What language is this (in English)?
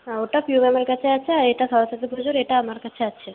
Bangla